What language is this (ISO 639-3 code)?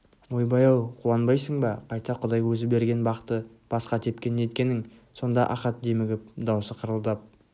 kaz